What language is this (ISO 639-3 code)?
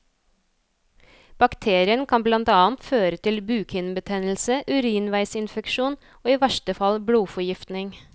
nor